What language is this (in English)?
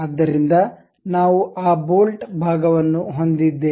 Kannada